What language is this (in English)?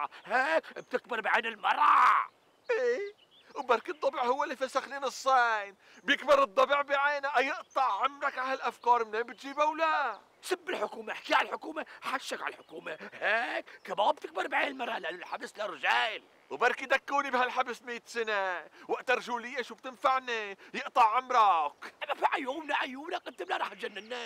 Arabic